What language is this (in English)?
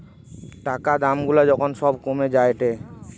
Bangla